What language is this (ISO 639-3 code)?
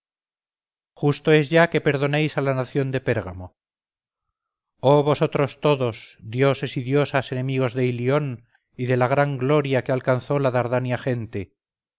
spa